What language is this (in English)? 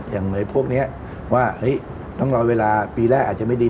Thai